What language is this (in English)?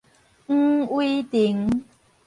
Min Nan Chinese